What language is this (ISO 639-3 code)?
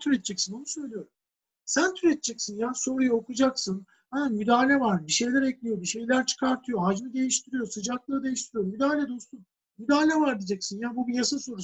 tur